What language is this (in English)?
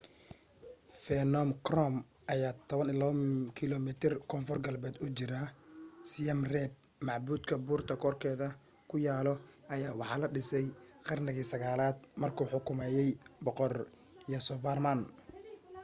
Somali